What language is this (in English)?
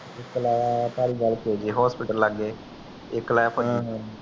Punjabi